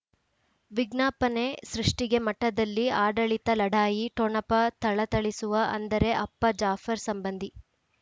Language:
Kannada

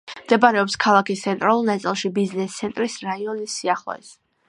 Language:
Georgian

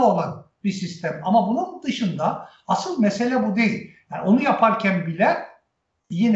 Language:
Turkish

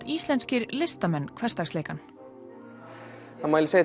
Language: Icelandic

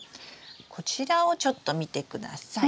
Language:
Japanese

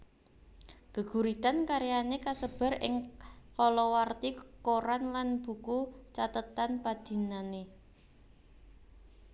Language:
Javanese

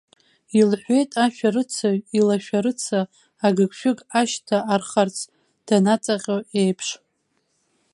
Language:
Abkhazian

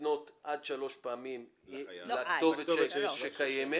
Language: Hebrew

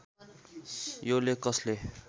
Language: Nepali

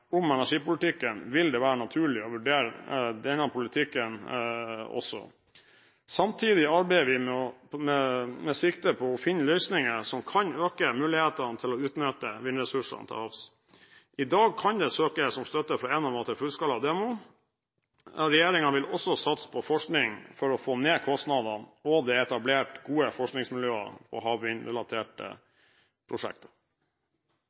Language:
Norwegian Bokmål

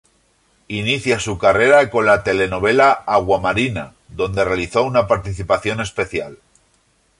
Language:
Spanish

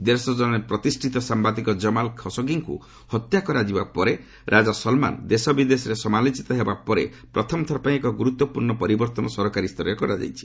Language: Odia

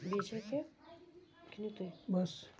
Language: Kashmiri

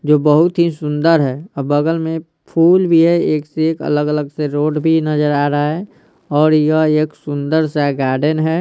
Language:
Hindi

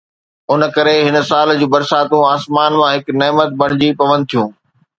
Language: Sindhi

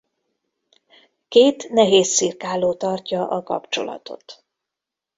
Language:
Hungarian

